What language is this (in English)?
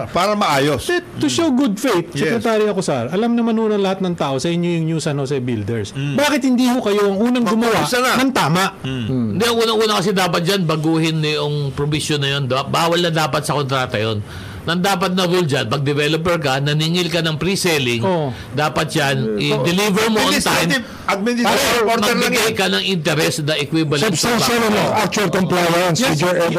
Filipino